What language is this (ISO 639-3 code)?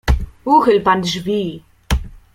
pol